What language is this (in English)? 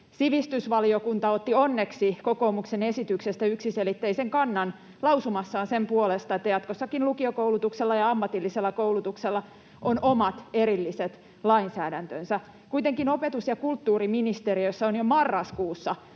Finnish